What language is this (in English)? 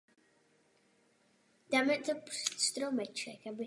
Czech